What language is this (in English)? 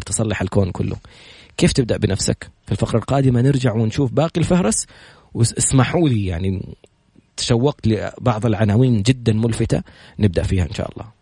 Arabic